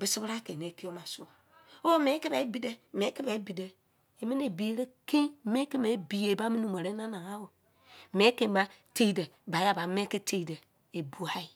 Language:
Izon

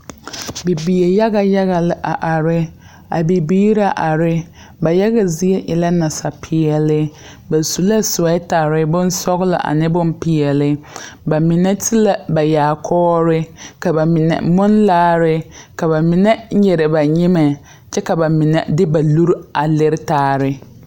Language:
Southern Dagaare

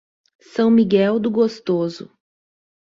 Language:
Portuguese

